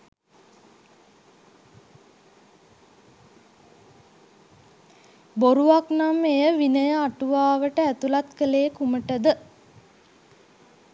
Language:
Sinhala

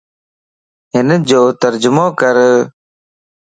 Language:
Lasi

